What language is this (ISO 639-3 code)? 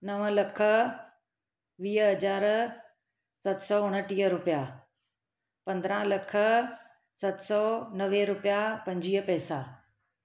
snd